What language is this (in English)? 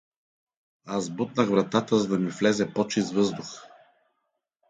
Bulgarian